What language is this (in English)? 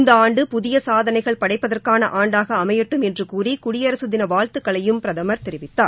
Tamil